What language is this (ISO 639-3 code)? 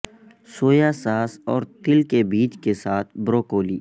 urd